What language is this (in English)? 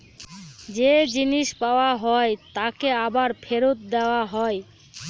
Bangla